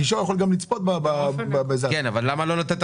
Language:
Hebrew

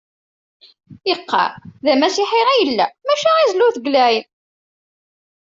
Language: Kabyle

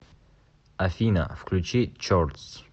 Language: Russian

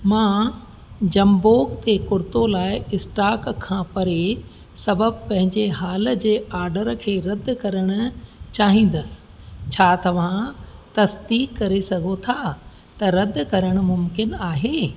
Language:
Sindhi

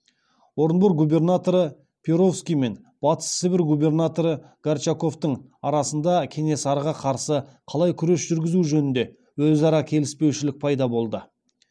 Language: Kazakh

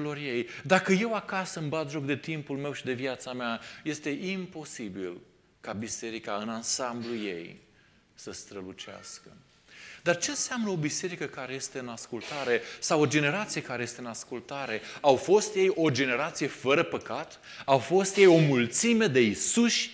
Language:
Romanian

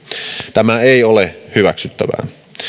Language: Finnish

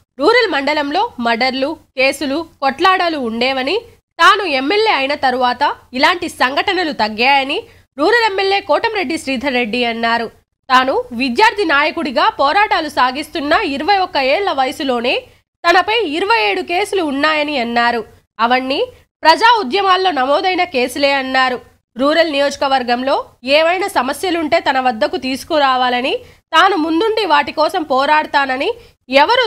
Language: Turkish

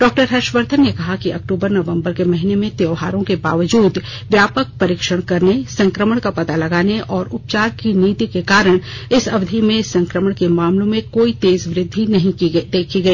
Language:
Hindi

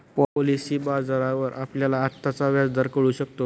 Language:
Marathi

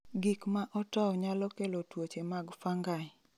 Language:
Luo (Kenya and Tanzania)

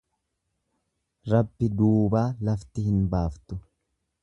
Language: Oromo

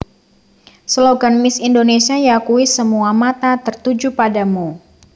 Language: Javanese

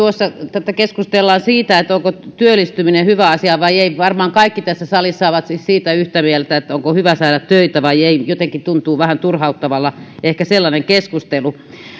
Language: Finnish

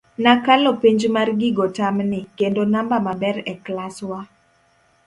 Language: Luo (Kenya and Tanzania)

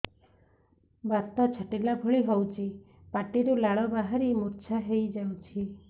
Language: Odia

